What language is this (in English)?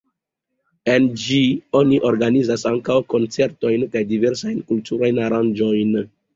Esperanto